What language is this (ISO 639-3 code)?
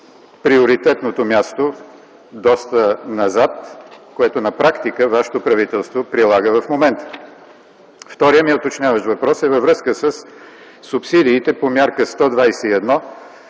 bul